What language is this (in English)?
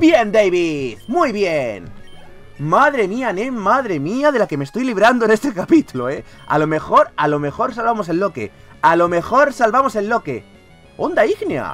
Spanish